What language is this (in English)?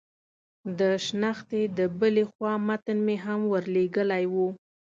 Pashto